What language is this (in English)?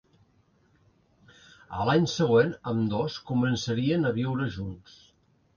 Catalan